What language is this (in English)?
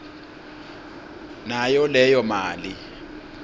Swati